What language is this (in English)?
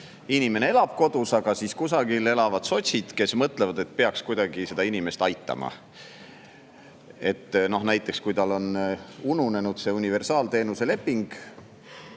Estonian